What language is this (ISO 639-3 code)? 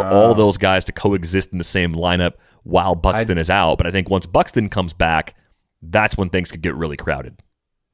eng